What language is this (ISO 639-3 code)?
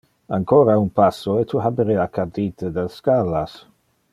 ina